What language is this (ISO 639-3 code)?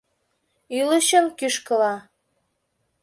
chm